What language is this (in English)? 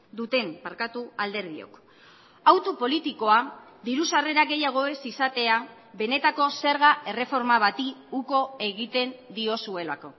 Basque